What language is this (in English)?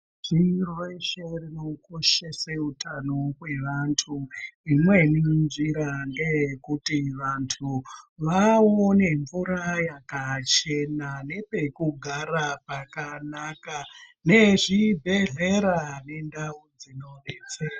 Ndau